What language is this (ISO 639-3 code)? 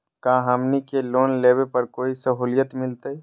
mag